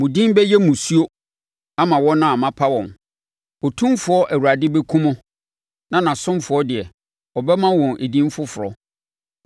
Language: Akan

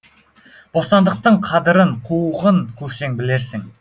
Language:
Kazakh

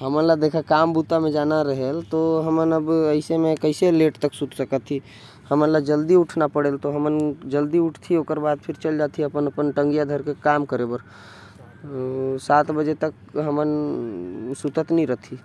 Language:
Korwa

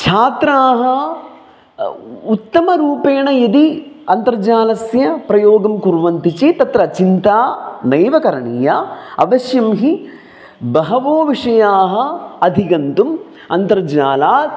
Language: Sanskrit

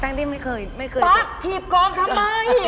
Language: Thai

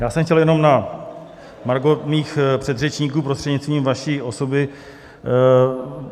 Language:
Czech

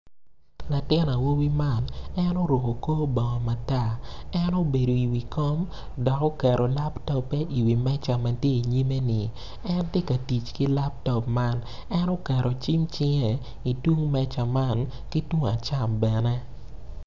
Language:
Acoli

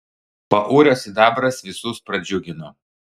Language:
Lithuanian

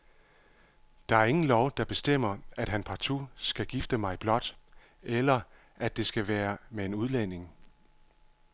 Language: Danish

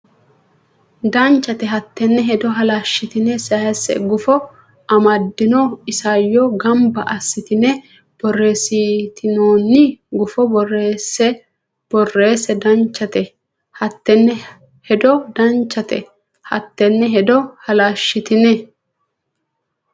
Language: Sidamo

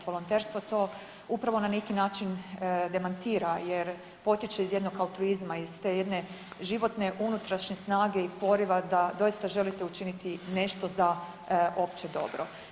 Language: Croatian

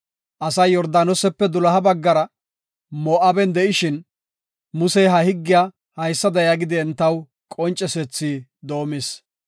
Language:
Gofa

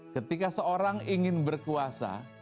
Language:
Indonesian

